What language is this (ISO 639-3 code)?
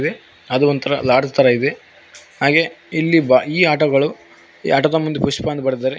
kan